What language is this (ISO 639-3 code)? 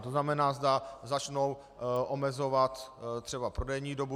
ces